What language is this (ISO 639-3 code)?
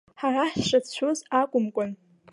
abk